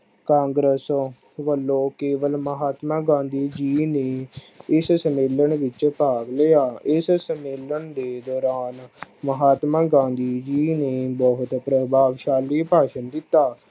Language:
Punjabi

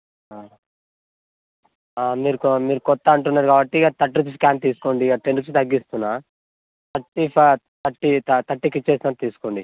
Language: Telugu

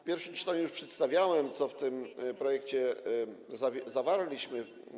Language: Polish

